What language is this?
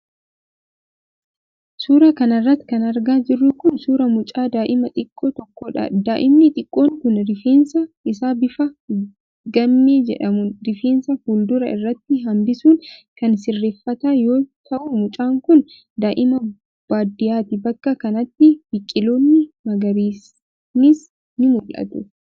Oromo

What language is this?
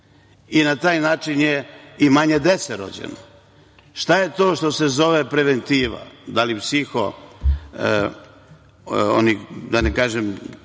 Serbian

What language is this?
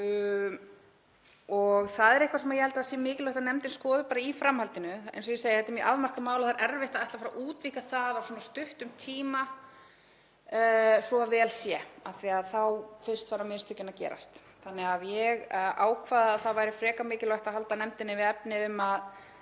Icelandic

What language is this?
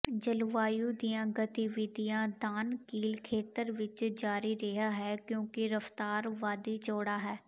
Punjabi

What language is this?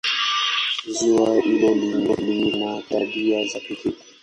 Swahili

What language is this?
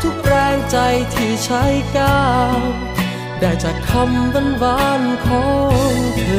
Thai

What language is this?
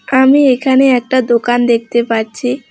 Bangla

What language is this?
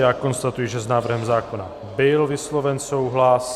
Czech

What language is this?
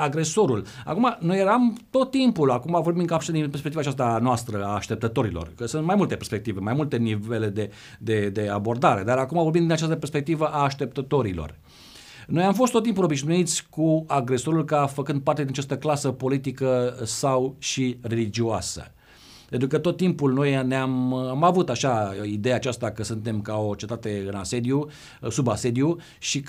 Romanian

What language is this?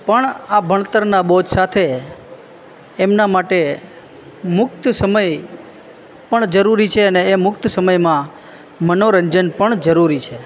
Gujarati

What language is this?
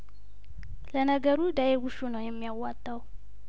Amharic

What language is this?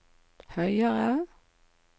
Norwegian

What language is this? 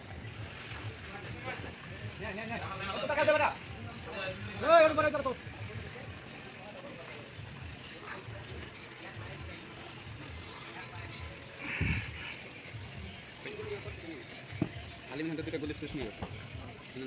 Bangla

